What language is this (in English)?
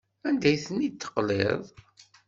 Kabyle